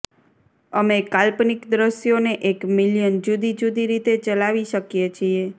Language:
Gujarati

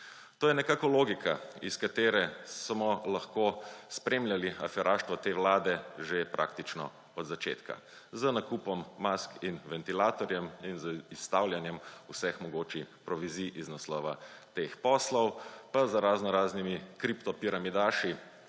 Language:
Slovenian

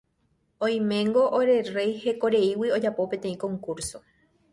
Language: Guarani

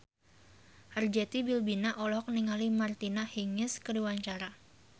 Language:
Sundanese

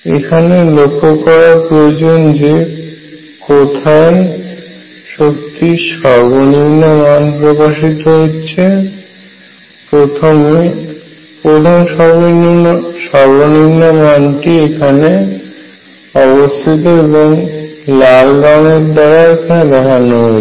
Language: Bangla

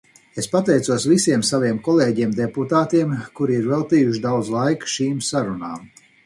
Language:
Latvian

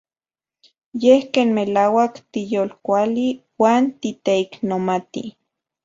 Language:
Central Puebla Nahuatl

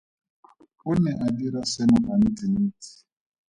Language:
Tswana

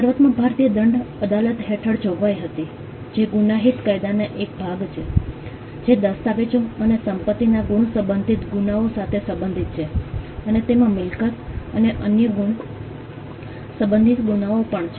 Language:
Gujarati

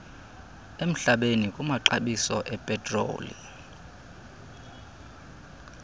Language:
Xhosa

